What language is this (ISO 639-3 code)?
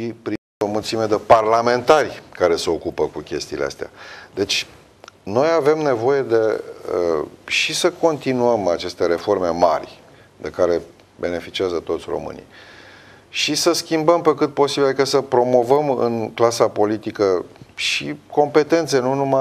ron